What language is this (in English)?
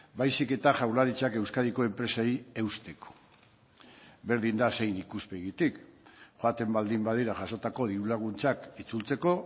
Basque